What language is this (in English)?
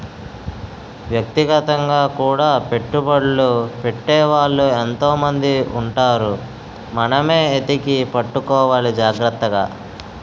Telugu